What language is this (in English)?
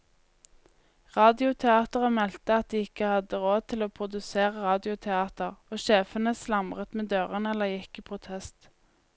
Norwegian